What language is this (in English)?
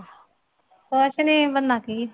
Punjabi